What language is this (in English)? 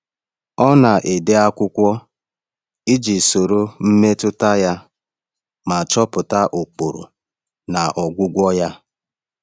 Igbo